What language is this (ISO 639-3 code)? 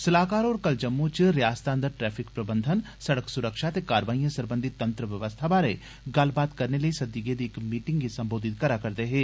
doi